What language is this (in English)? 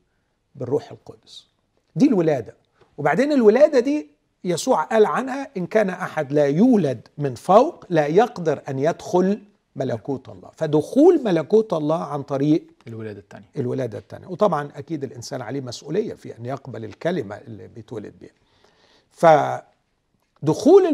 Arabic